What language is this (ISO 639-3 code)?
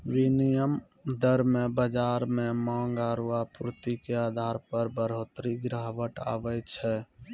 mai